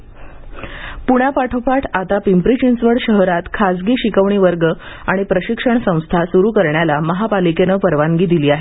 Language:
Marathi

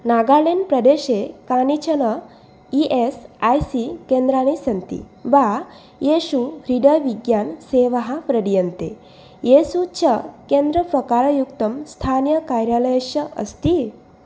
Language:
Sanskrit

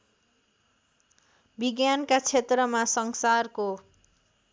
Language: Nepali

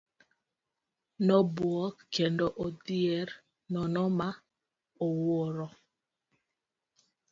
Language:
Luo (Kenya and Tanzania)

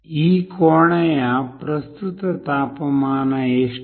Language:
Kannada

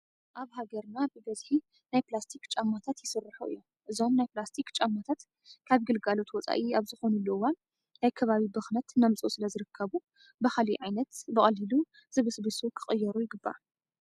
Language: Tigrinya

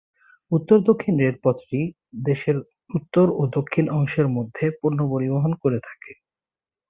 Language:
Bangla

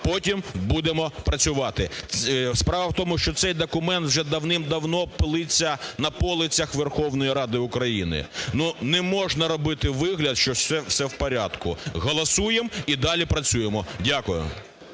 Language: Ukrainian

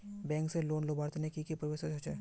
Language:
Magahi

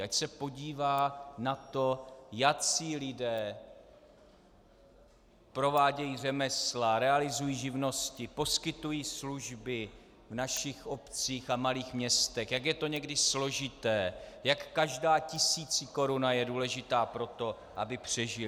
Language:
Czech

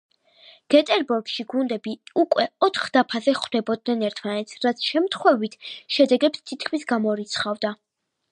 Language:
Georgian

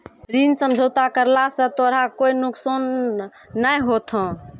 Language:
Maithili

